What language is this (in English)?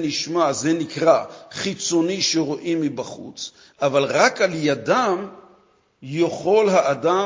Hebrew